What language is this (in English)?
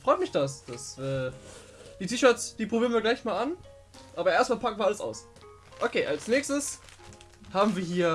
German